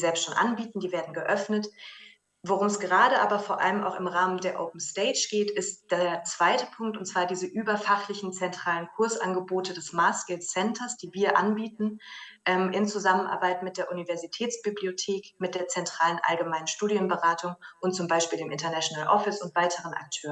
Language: German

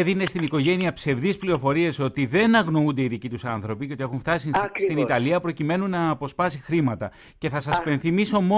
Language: Greek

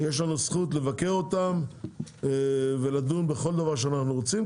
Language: Hebrew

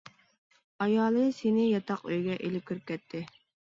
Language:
Uyghur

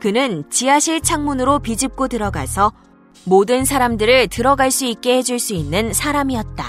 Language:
Korean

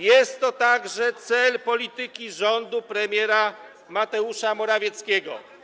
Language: Polish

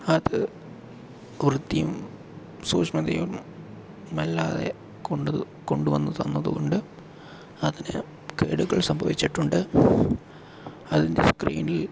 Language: Malayalam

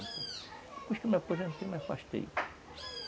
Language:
Portuguese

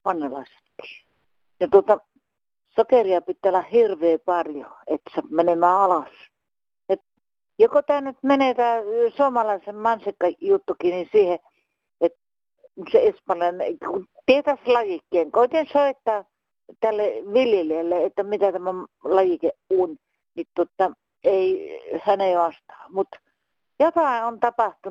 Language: Finnish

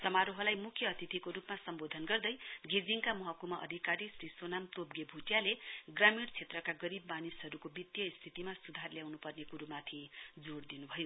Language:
Nepali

